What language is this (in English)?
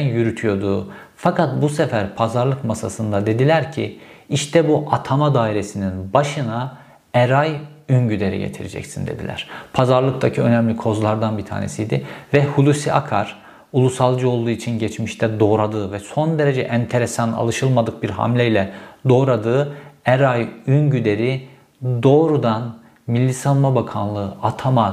Turkish